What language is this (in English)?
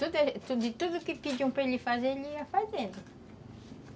Portuguese